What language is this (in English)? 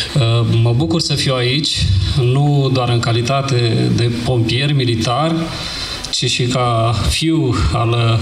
Romanian